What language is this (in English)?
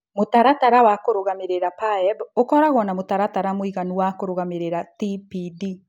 Kikuyu